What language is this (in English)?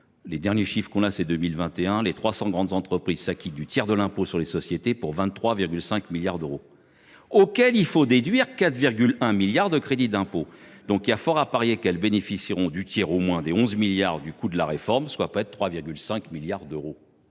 French